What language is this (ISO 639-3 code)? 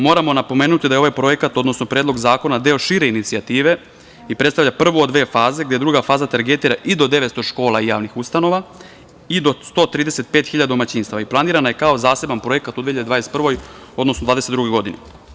srp